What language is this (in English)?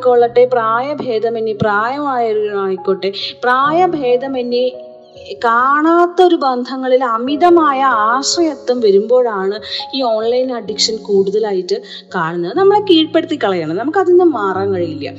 Malayalam